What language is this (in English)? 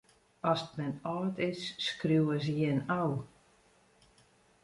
Western Frisian